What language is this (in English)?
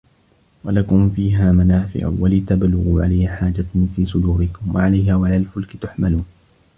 Arabic